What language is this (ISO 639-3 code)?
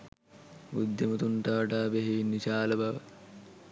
sin